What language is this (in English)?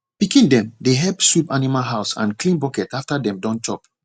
Nigerian Pidgin